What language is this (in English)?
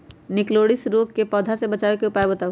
Magahi